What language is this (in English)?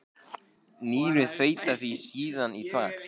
Icelandic